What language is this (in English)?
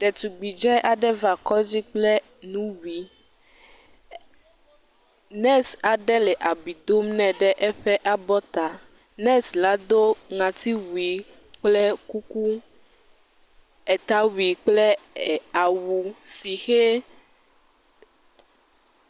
Ewe